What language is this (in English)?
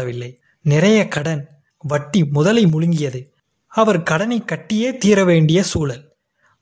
Tamil